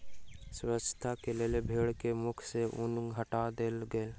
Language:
Maithili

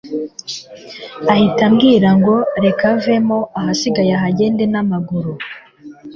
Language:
Kinyarwanda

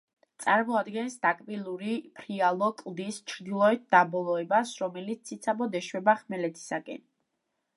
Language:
Georgian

